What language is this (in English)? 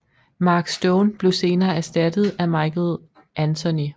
Danish